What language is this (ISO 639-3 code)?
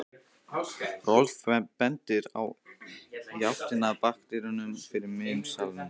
isl